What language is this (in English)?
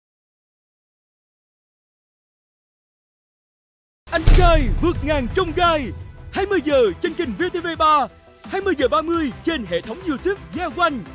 Vietnamese